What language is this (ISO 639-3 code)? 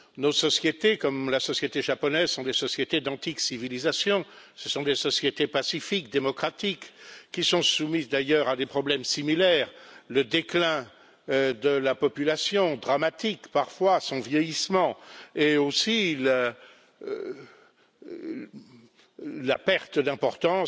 fra